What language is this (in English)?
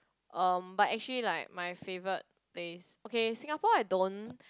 English